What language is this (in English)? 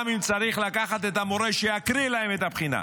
Hebrew